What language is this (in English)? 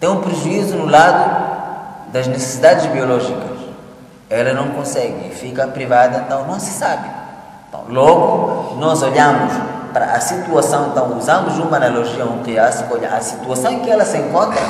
Portuguese